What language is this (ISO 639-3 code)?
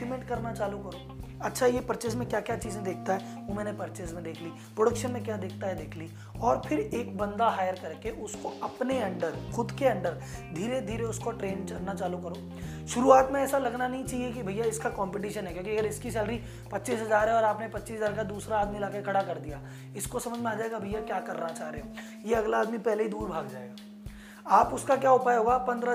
hin